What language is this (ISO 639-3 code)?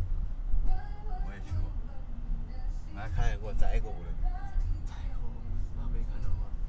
zho